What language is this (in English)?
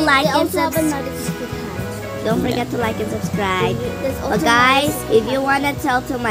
English